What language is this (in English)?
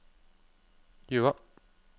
Norwegian